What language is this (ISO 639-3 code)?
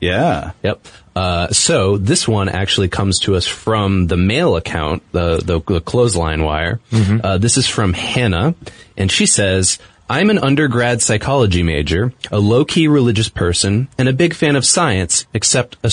eng